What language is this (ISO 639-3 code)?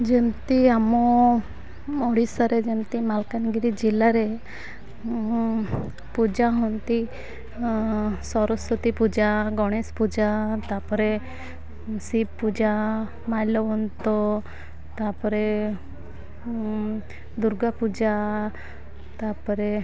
ori